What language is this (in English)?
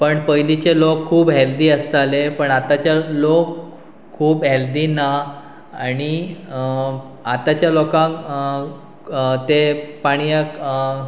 Konkani